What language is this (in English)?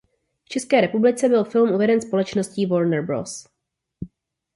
Czech